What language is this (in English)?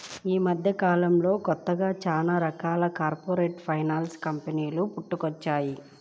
Telugu